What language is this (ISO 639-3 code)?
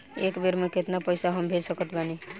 bho